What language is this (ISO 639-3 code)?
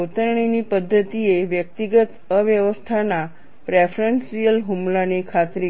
guj